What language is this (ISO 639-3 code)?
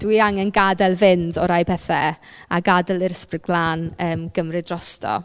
cym